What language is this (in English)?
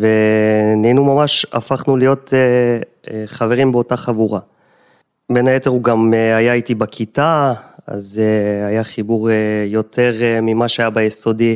Hebrew